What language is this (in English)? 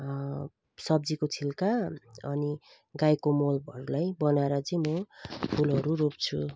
Nepali